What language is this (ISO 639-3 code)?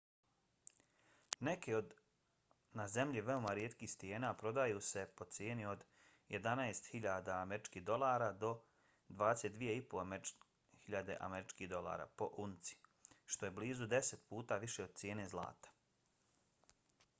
bos